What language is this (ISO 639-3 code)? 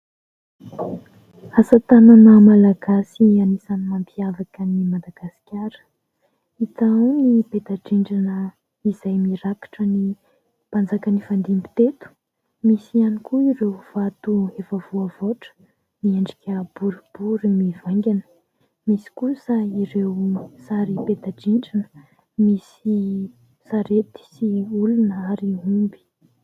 mlg